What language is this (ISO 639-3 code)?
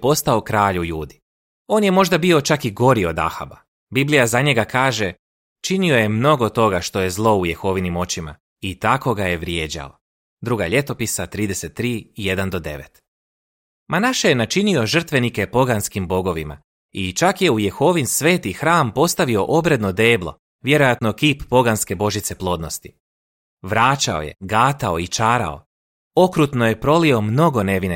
hrv